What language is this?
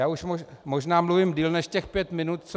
Czech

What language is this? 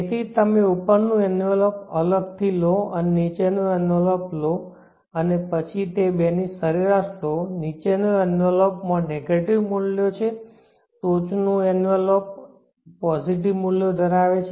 Gujarati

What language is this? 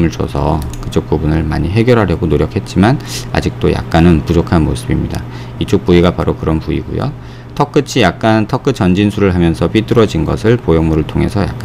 Korean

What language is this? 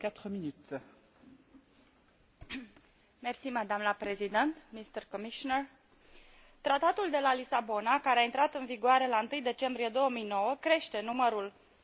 Romanian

